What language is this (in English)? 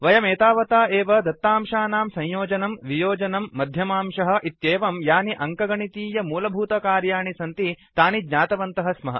Sanskrit